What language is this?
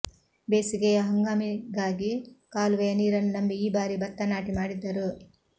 Kannada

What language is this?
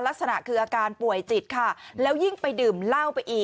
Thai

